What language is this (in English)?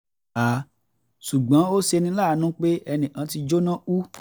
Yoruba